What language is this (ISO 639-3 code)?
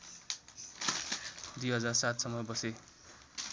nep